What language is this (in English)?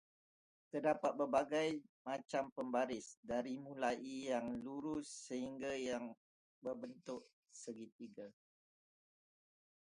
Malay